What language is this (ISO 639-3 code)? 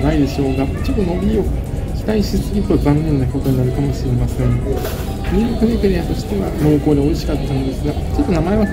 jpn